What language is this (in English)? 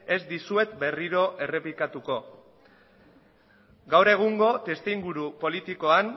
Basque